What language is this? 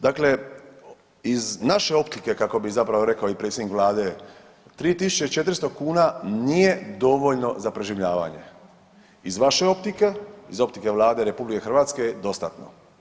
Croatian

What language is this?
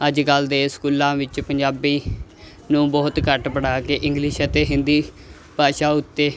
Punjabi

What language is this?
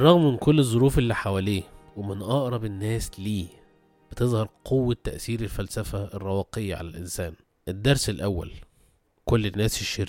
Arabic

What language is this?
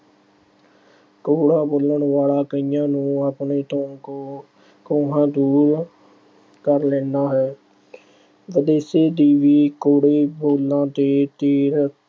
Punjabi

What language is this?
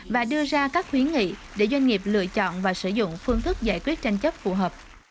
Vietnamese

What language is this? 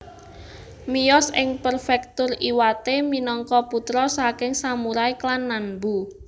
Javanese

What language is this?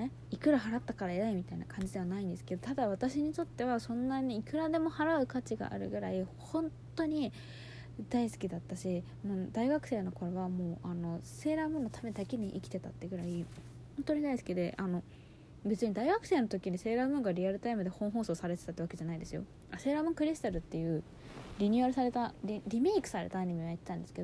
Japanese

